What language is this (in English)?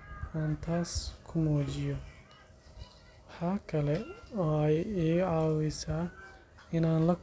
Somali